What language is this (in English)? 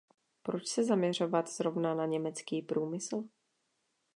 Czech